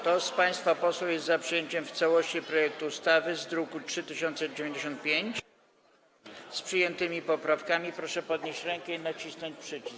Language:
Polish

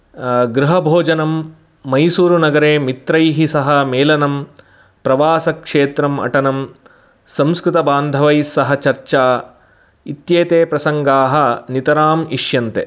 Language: Sanskrit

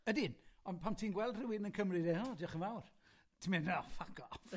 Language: Welsh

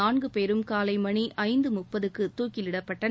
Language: Tamil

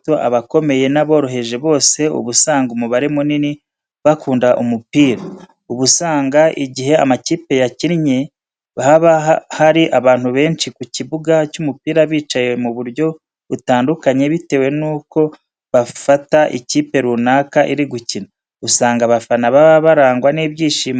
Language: Kinyarwanda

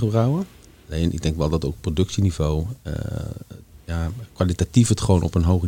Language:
Dutch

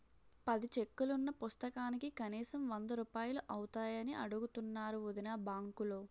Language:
Telugu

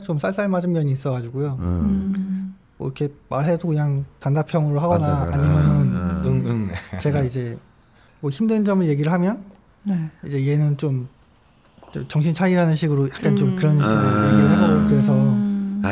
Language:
Korean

